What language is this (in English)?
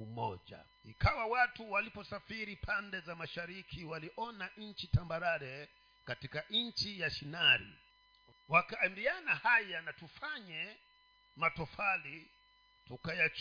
Swahili